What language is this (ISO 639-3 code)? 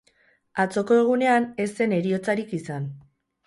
eus